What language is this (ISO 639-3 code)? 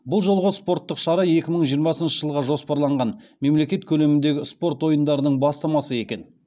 kaz